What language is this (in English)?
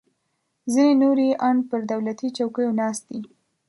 Pashto